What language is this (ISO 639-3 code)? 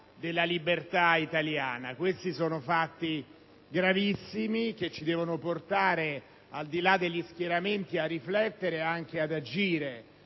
ita